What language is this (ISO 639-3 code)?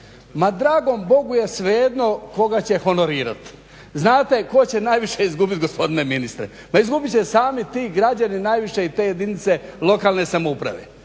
hrv